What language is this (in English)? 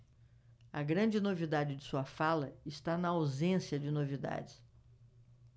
Portuguese